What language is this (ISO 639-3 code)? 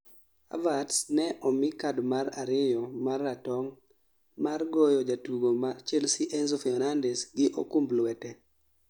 luo